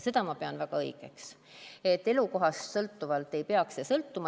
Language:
Estonian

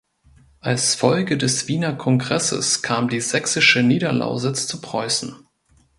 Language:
German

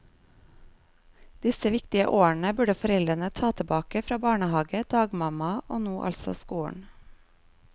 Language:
Norwegian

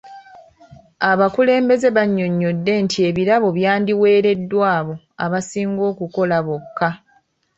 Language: Ganda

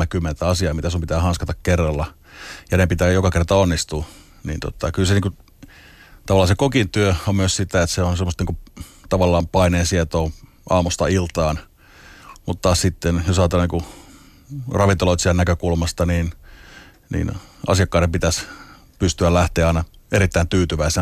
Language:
Finnish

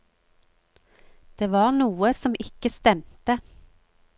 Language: Norwegian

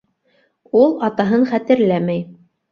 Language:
Bashkir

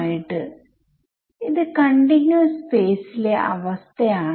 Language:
Malayalam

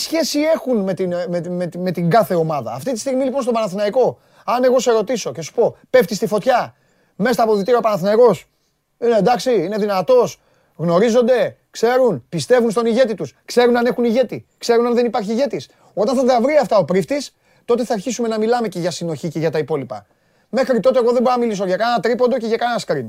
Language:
Greek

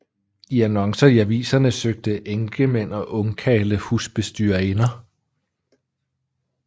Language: Danish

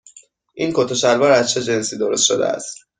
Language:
Persian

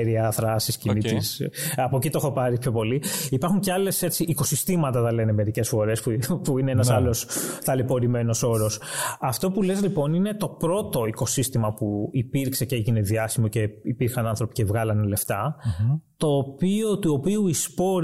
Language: Greek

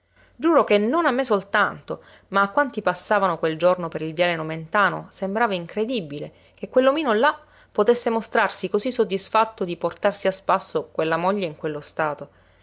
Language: Italian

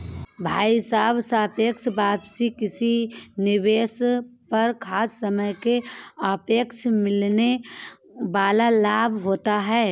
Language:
Hindi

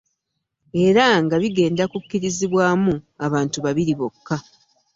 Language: Ganda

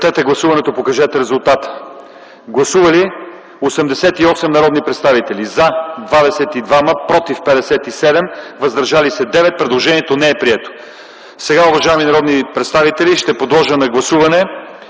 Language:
Bulgarian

